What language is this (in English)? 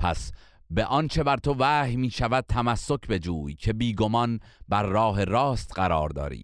Persian